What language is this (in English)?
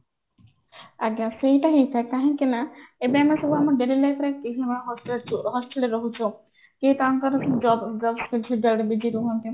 Odia